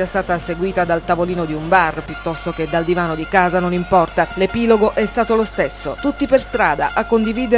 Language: Italian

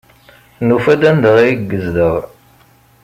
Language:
Kabyle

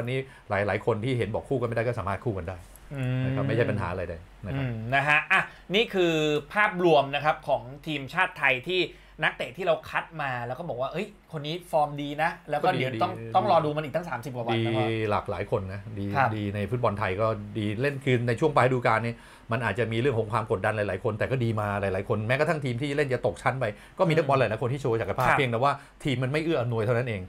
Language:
Thai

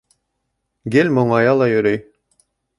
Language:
Bashkir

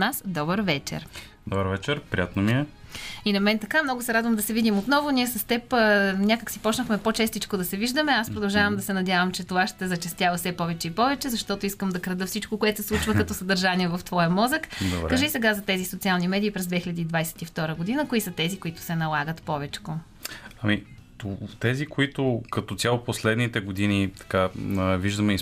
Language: Bulgarian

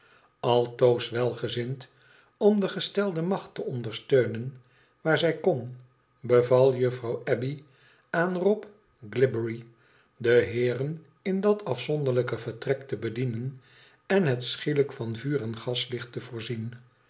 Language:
Dutch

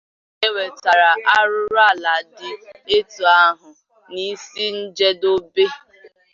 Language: Igbo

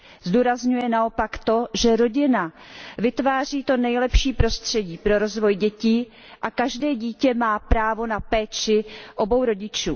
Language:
Czech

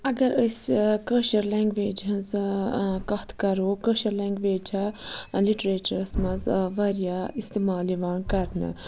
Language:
Kashmiri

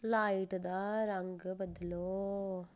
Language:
Dogri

